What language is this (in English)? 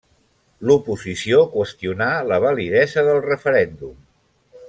Catalan